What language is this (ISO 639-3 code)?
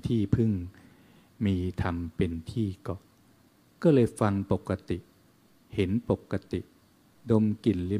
tha